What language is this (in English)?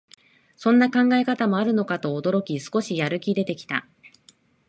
Japanese